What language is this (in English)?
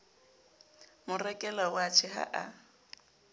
Southern Sotho